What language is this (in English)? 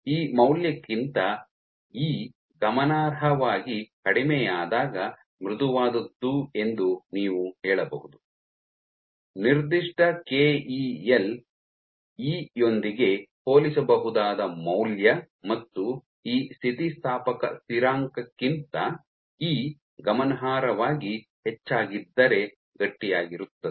Kannada